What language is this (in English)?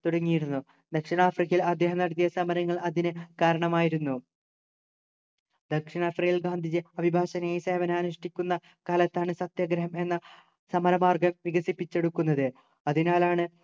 Malayalam